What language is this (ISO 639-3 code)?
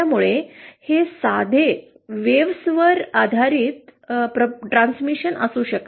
mar